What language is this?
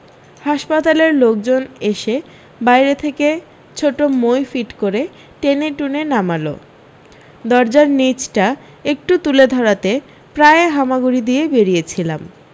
Bangla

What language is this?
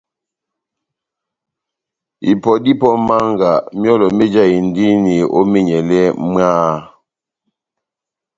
Batanga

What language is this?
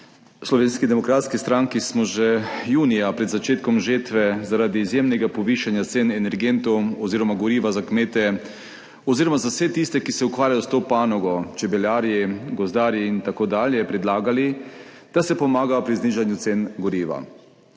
Slovenian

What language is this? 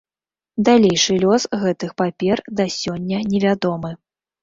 Belarusian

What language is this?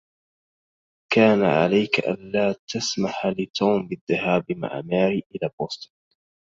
Arabic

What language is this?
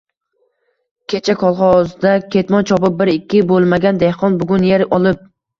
Uzbek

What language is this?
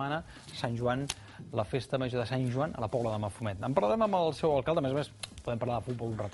Spanish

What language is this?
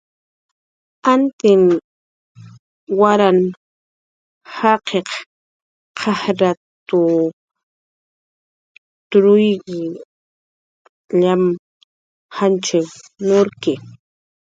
Jaqaru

